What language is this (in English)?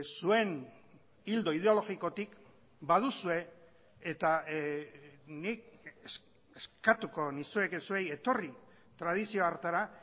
Basque